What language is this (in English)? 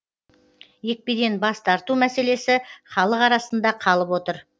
Kazakh